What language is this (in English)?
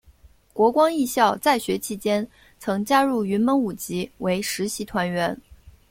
Chinese